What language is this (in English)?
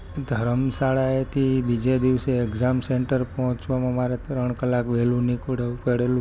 Gujarati